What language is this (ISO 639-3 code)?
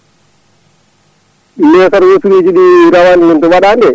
ful